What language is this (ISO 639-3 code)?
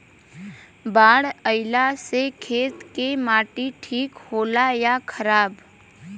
bho